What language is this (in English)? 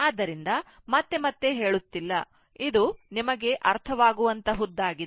Kannada